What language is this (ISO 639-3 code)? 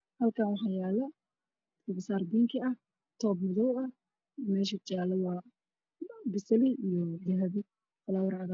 som